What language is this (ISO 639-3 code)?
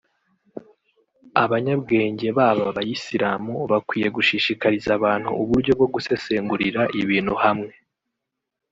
kin